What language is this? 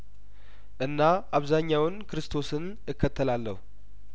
Amharic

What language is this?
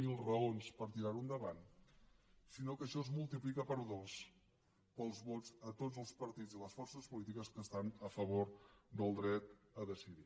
Catalan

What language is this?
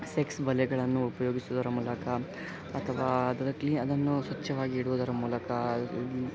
Kannada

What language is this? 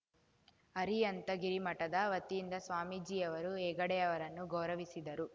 Kannada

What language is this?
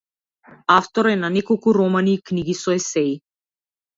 Macedonian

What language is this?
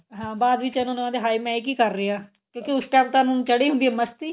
Punjabi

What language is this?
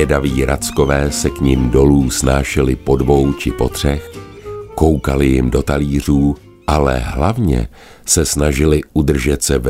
Czech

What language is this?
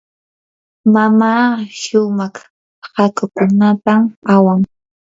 Yanahuanca Pasco Quechua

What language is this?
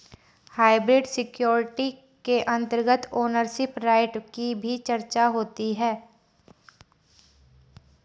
Hindi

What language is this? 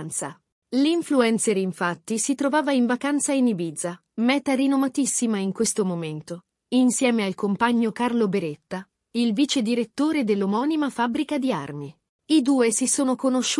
Italian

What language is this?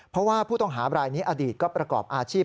Thai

